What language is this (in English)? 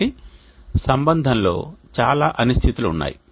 Telugu